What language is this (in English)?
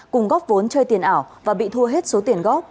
Vietnamese